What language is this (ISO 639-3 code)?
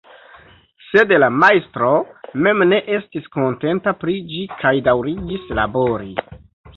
epo